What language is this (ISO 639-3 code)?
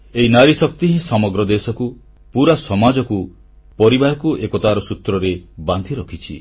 ori